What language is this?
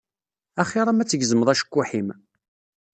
Kabyle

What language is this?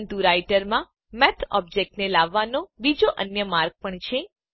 Gujarati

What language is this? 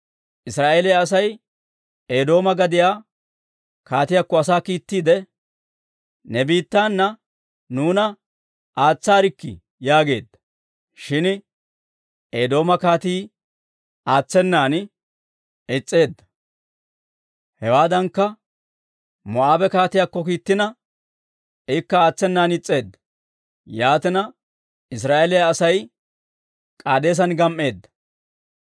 Dawro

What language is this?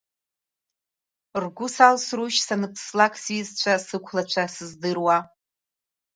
Abkhazian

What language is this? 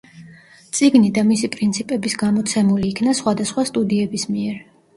Georgian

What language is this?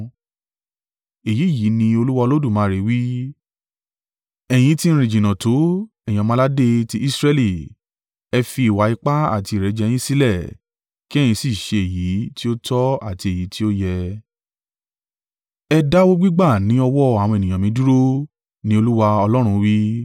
Yoruba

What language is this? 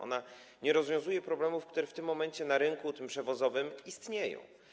Polish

